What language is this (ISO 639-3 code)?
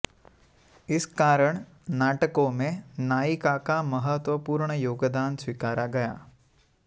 san